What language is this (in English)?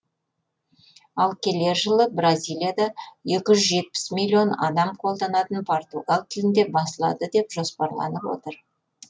Kazakh